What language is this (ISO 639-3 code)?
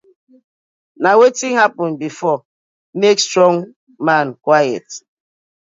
pcm